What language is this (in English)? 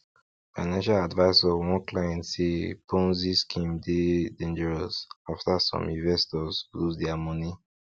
Nigerian Pidgin